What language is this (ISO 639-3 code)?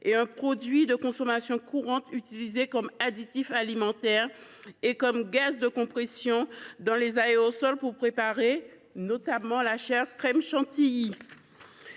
fra